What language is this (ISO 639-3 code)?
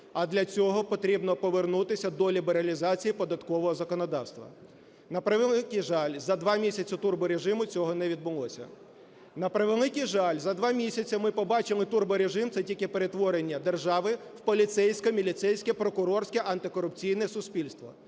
ukr